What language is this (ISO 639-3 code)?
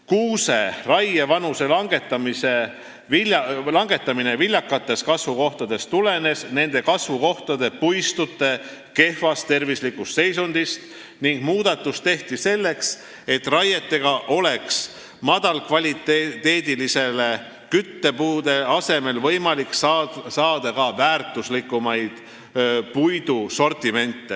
est